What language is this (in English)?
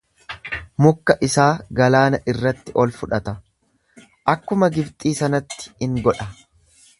Oromo